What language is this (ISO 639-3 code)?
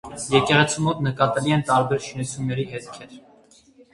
hye